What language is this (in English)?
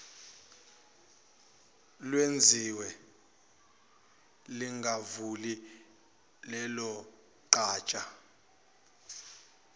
Zulu